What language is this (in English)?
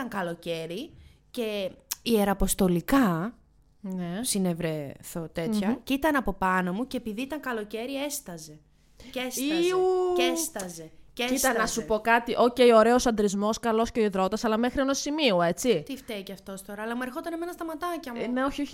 Greek